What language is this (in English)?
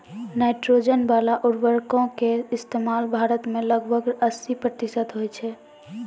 Maithili